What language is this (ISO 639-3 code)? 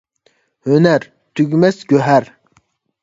uig